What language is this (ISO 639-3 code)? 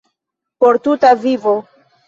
epo